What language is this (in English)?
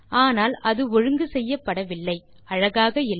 Tamil